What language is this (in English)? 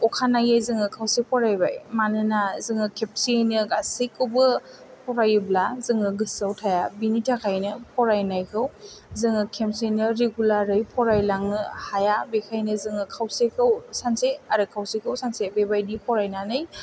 Bodo